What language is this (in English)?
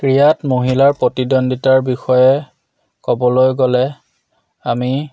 Assamese